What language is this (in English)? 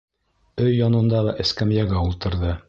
Bashkir